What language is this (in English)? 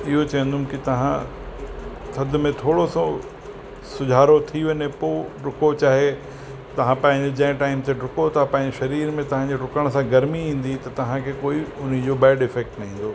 Sindhi